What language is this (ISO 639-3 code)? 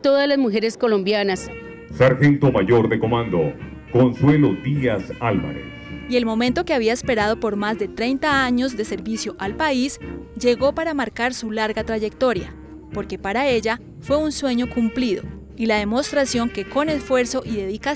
spa